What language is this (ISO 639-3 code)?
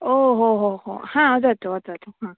san